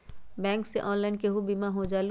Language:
Magahi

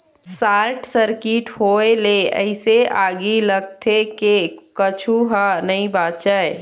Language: Chhattisgarhi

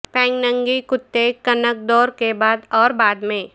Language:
Urdu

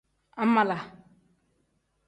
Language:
Tem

